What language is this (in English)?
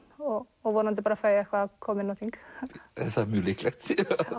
Icelandic